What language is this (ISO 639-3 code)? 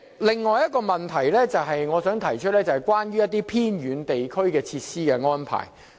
yue